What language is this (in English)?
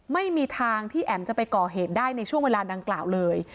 Thai